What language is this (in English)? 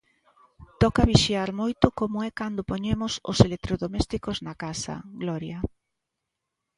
Galician